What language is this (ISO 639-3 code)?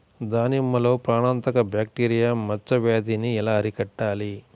tel